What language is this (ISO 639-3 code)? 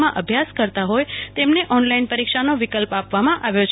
guj